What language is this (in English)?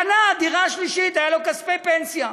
Hebrew